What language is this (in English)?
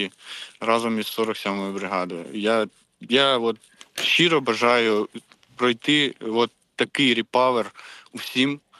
Ukrainian